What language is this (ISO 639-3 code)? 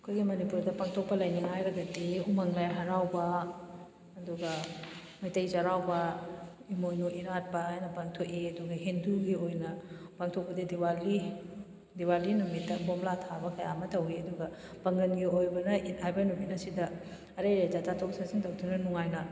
mni